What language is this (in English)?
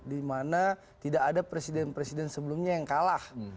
Indonesian